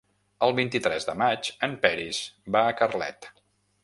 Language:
Catalan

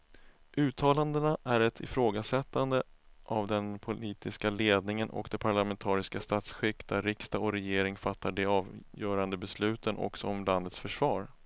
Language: Swedish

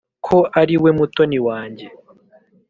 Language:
Kinyarwanda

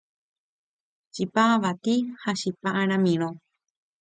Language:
Guarani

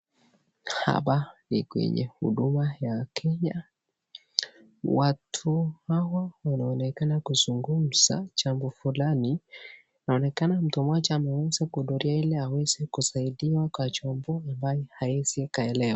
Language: Swahili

